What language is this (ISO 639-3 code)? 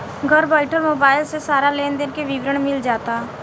bho